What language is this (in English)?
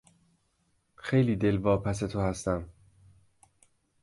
Persian